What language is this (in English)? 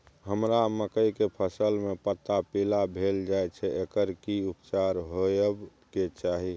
Maithili